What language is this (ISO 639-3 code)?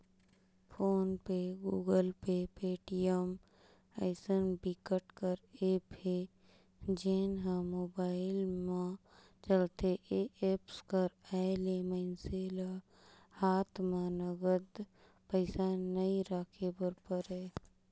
hne